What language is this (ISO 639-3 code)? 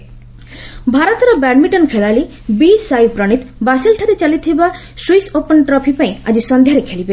ori